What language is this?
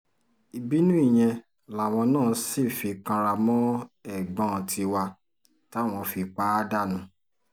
Yoruba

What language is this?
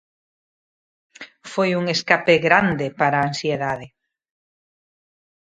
Galician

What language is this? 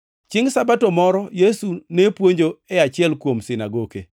Luo (Kenya and Tanzania)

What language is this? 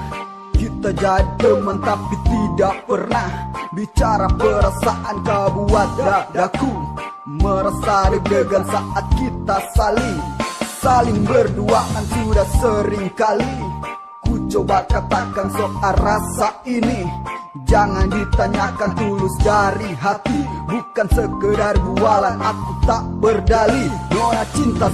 Indonesian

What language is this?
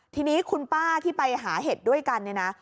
Thai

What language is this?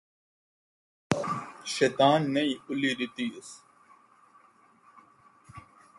Saraiki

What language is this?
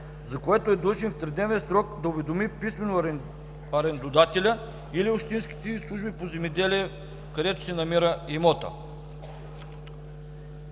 Bulgarian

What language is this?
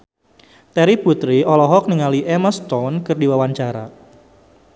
Sundanese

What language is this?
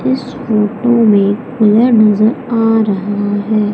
Hindi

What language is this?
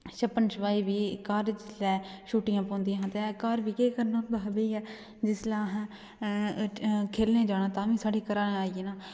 Dogri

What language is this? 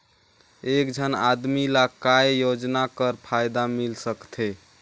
Chhattisgarhi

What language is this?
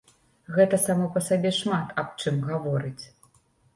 Belarusian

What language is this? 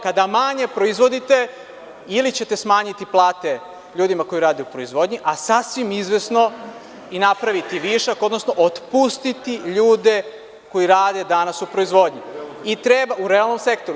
Serbian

